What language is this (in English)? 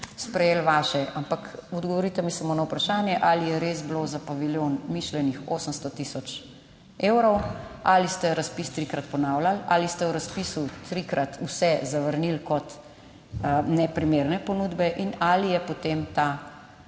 Slovenian